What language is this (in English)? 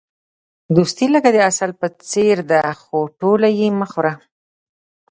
Pashto